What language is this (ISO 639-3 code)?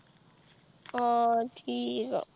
pan